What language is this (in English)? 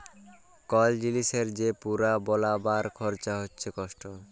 Bangla